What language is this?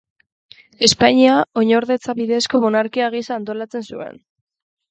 Basque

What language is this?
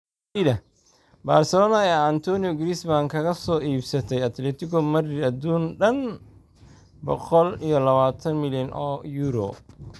Somali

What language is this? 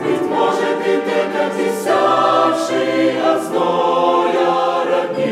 Romanian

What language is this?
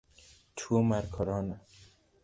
Luo (Kenya and Tanzania)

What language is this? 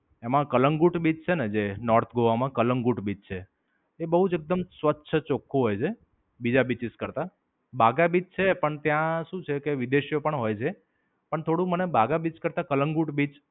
Gujarati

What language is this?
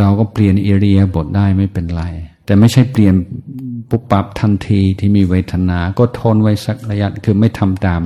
Thai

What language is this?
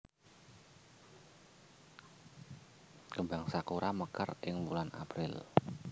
Javanese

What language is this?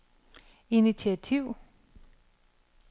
Danish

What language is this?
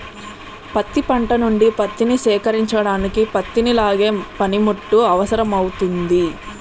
Telugu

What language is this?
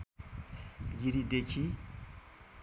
Nepali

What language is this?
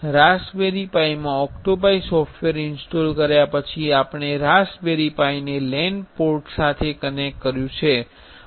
Gujarati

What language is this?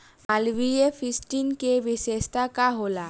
Bhojpuri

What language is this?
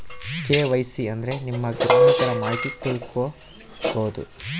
Kannada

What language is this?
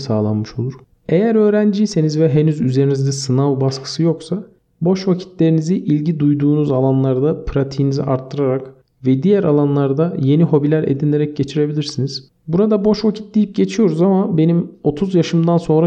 Turkish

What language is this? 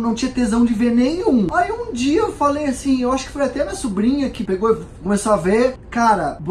Portuguese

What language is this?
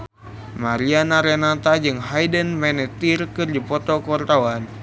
Sundanese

